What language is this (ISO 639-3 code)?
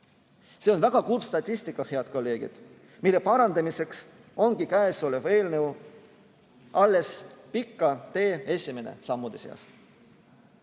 est